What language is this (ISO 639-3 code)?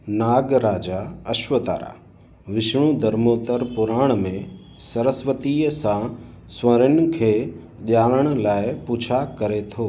snd